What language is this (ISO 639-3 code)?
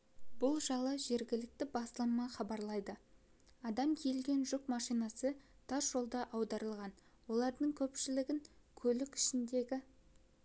kaz